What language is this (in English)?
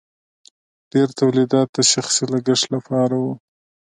Pashto